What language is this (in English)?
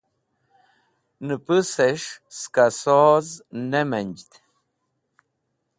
Wakhi